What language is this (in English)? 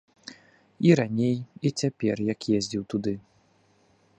Belarusian